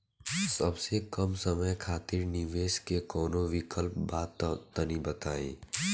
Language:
Bhojpuri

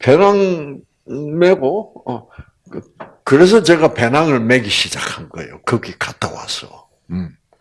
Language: Korean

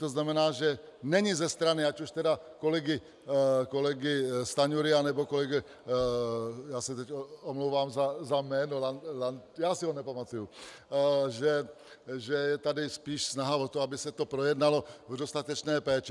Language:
Czech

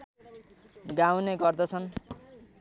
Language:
Nepali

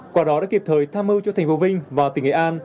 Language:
Vietnamese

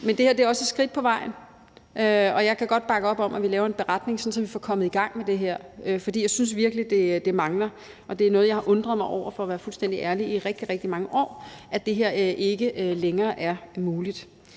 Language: Danish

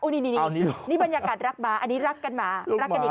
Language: Thai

